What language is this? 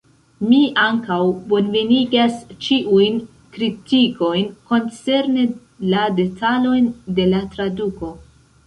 Esperanto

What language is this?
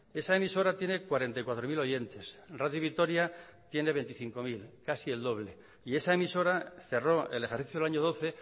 Spanish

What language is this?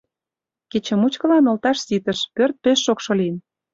Mari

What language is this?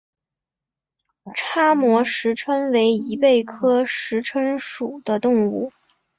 Chinese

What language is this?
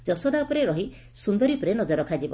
Odia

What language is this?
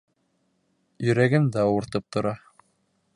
Bashkir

